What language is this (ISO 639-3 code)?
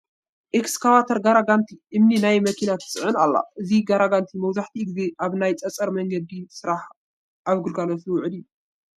tir